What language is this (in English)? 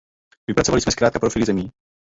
Czech